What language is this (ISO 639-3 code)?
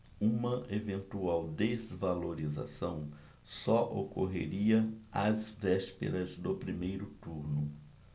por